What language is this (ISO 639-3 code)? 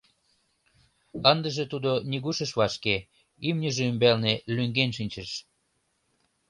chm